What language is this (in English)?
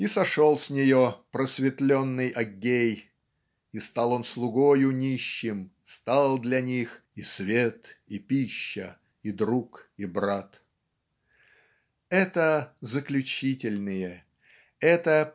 Russian